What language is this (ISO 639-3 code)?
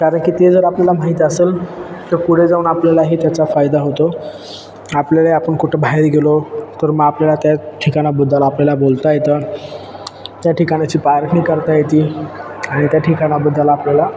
mar